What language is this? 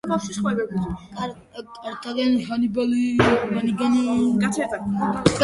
Georgian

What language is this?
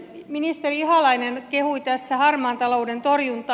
Finnish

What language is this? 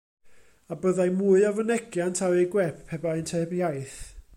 Welsh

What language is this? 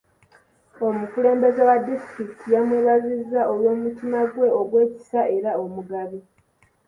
Ganda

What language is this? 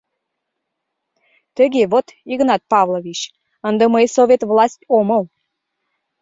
Mari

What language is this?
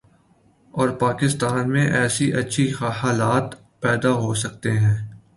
Urdu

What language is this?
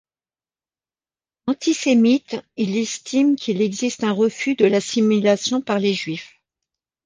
French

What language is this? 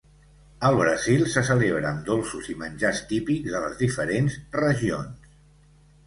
Catalan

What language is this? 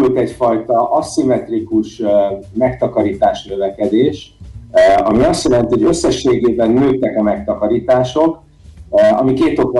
Hungarian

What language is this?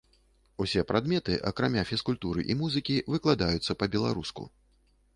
Belarusian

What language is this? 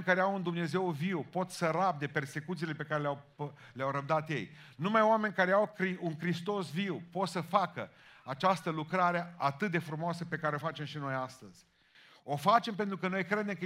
Romanian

